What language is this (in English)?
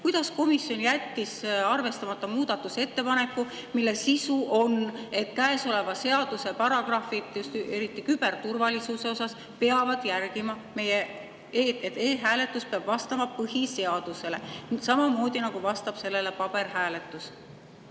Estonian